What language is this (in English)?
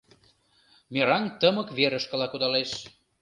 Mari